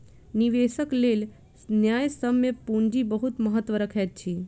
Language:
Maithili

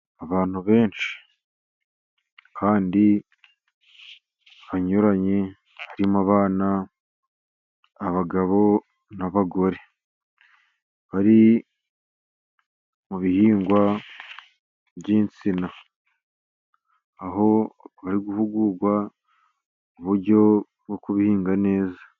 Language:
Kinyarwanda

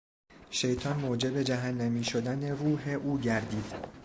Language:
Persian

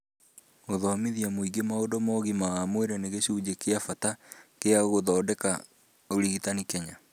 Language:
Kikuyu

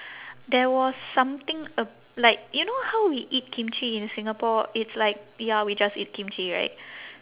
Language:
English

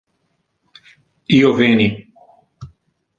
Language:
Interlingua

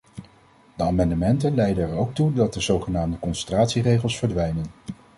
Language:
Dutch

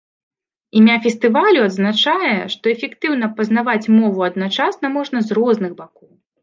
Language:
Belarusian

